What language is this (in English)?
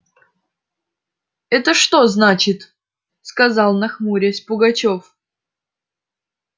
Russian